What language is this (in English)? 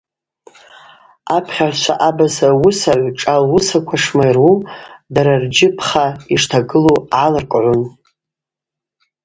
Abaza